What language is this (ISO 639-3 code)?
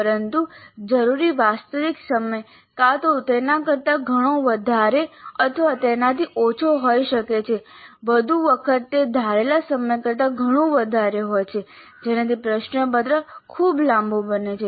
guj